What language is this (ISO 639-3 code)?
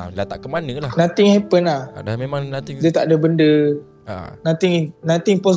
msa